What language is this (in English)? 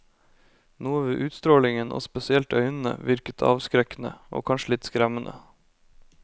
Norwegian